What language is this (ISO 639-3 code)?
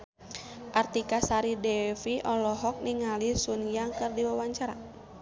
sun